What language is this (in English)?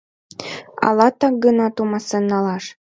Mari